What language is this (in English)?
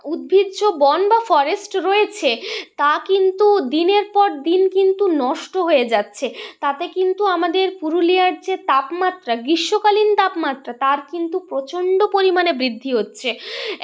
Bangla